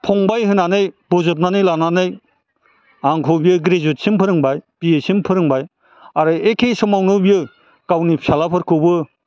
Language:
Bodo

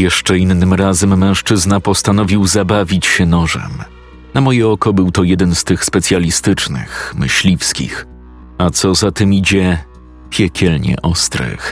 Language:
Polish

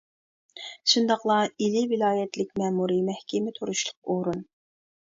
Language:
Uyghur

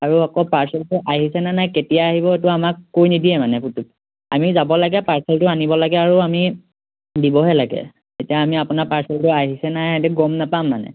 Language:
Assamese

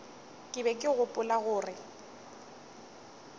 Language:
Northern Sotho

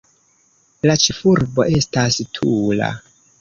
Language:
Esperanto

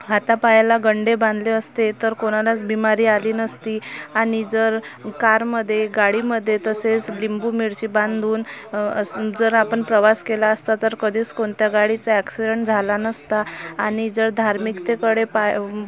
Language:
Marathi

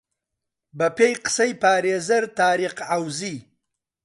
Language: Central Kurdish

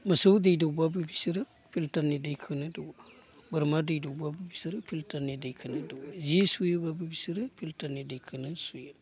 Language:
Bodo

